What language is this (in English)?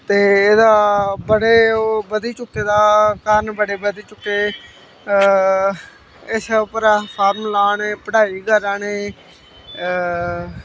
Dogri